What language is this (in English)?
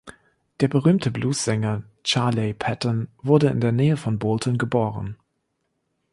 German